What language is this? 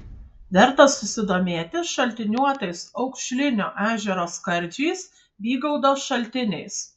Lithuanian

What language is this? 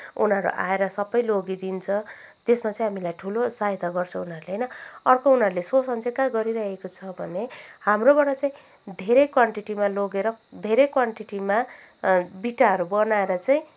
Nepali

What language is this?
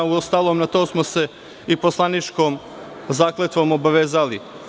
Serbian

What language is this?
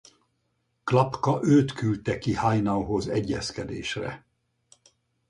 Hungarian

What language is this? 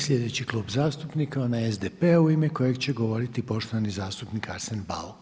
Croatian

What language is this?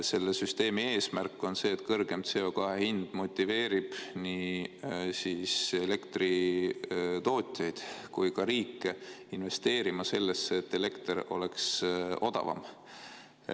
Estonian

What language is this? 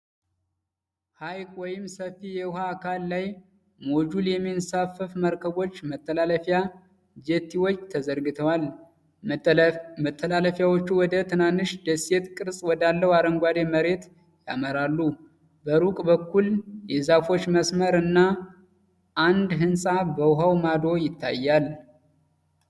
Amharic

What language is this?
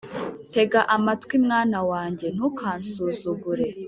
Kinyarwanda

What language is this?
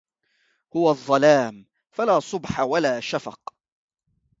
Arabic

